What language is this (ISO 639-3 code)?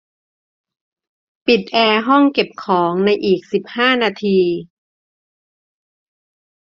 tha